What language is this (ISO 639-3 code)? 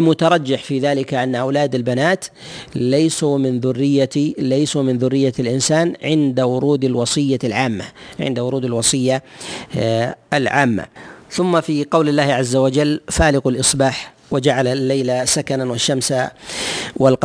ara